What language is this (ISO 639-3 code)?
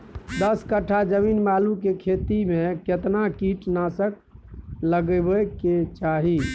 mai